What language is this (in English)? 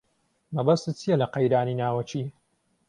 Central Kurdish